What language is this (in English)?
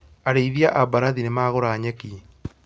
Kikuyu